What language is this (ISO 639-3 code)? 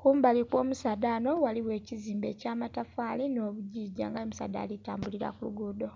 xog